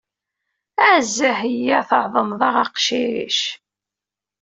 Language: Kabyle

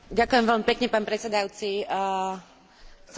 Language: Slovak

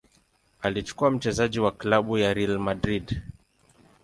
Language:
Swahili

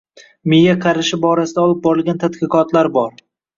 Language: Uzbek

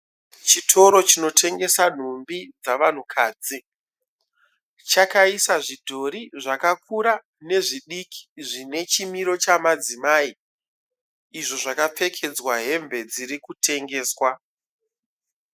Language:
Shona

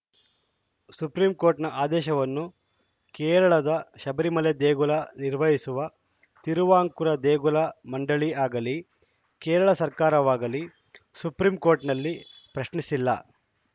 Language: Kannada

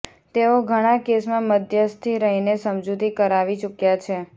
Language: Gujarati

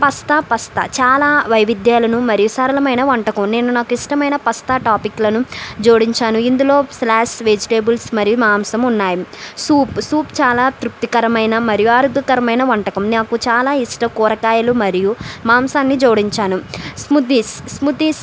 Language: Telugu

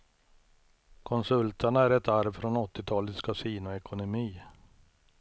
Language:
Swedish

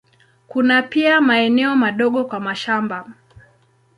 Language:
Swahili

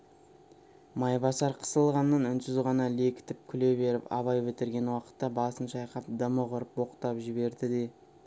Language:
Kazakh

